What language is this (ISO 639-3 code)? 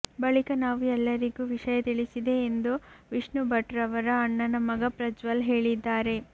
kan